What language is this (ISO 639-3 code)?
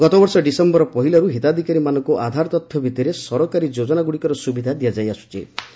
ori